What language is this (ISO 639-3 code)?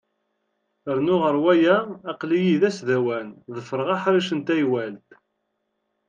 kab